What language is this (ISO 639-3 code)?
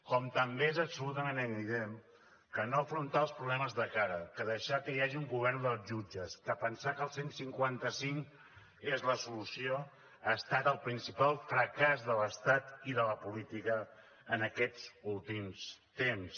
cat